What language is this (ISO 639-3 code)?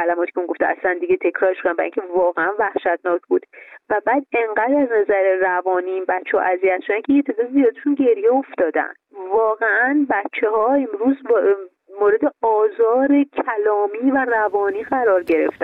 fas